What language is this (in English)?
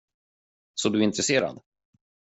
Swedish